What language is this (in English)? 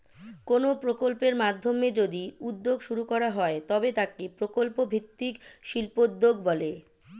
Bangla